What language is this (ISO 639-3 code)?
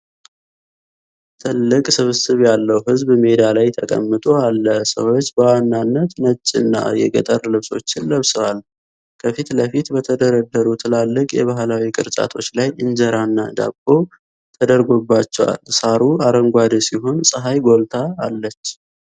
amh